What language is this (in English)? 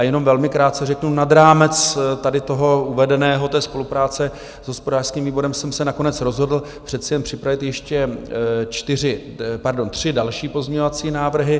Czech